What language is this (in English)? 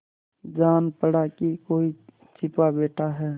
Hindi